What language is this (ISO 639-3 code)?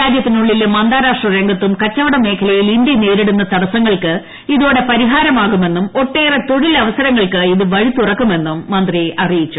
mal